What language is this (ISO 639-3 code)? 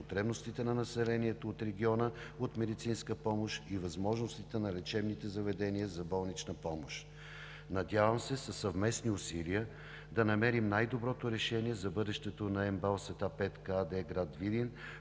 bul